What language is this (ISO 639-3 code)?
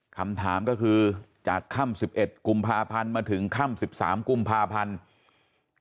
tha